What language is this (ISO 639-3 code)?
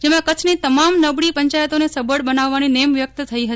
guj